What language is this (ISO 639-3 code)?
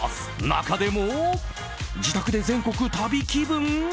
jpn